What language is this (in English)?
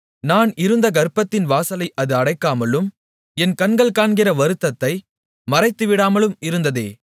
Tamil